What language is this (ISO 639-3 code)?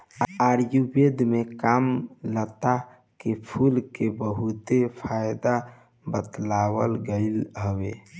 bho